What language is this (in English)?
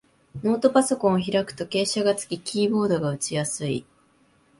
Japanese